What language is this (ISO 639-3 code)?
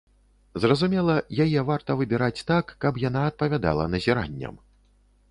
bel